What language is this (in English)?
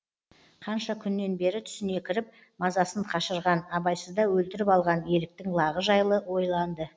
Kazakh